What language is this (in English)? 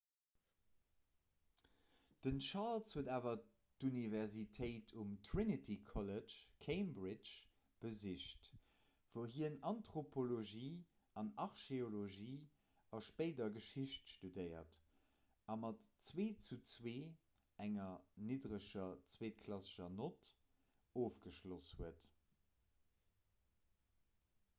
Luxembourgish